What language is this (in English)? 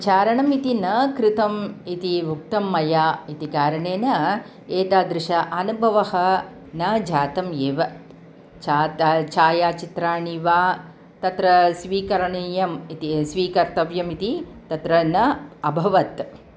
Sanskrit